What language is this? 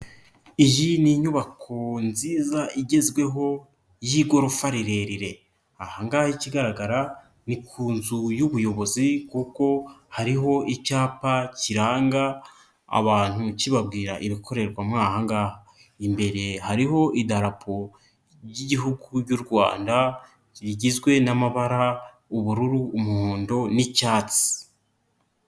Kinyarwanda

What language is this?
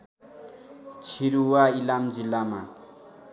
Nepali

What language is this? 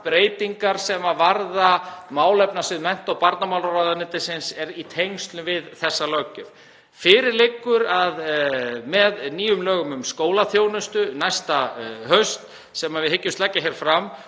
Icelandic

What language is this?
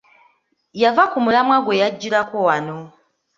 Ganda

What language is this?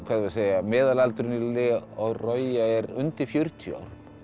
Icelandic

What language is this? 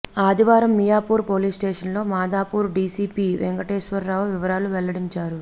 Telugu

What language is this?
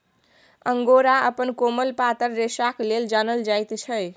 Maithili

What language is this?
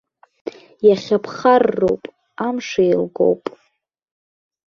Abkhazian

